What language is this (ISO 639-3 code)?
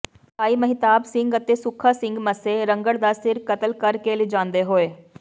pan